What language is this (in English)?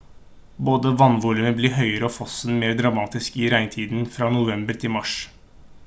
Norwegian Bokmål